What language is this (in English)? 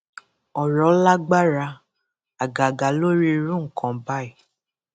Yoruba